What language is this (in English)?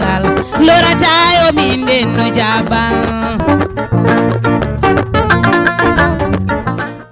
Fula